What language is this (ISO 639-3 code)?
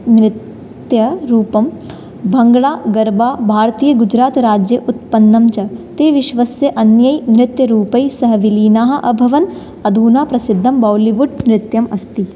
san